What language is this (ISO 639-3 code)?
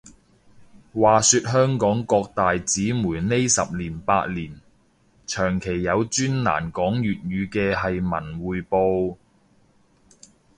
yue